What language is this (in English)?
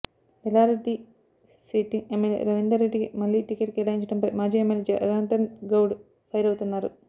Telugu